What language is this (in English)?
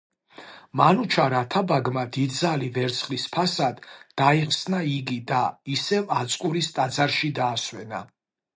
Georgian